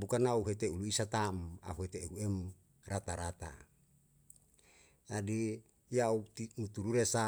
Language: Yalahatan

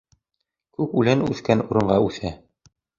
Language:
Bashkir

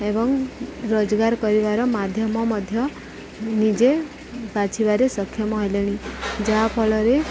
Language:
Odia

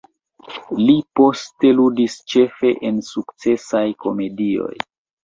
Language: Esperanto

